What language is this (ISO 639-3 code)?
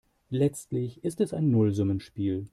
deu